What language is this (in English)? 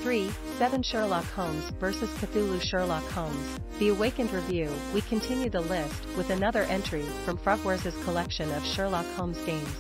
English